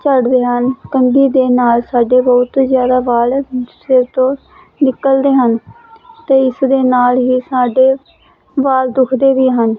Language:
Punjabi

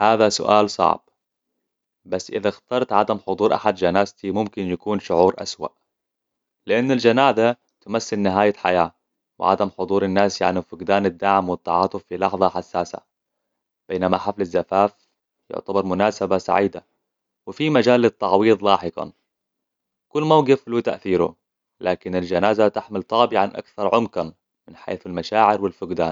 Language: Hijazi Arabic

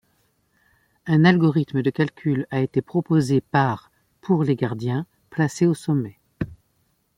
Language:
French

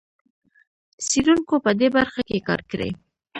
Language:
Pashto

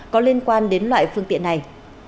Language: Vietnamese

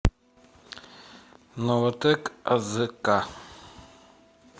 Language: Russian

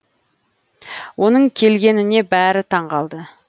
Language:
Kazakh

